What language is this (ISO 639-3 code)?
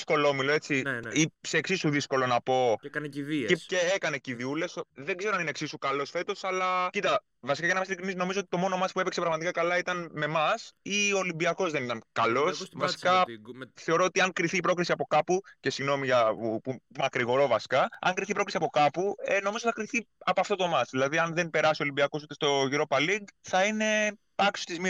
ell